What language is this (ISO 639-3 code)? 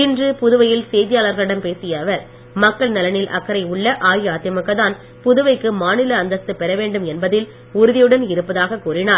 tam